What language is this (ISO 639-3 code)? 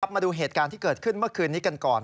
tha